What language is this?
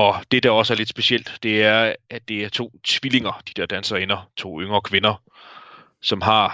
Danish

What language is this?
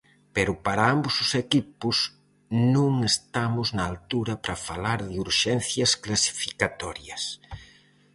Galician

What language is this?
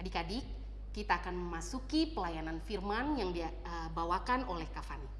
Indonesian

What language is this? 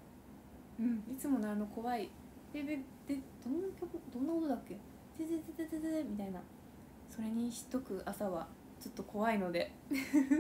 Japanese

